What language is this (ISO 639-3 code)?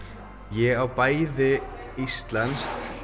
isl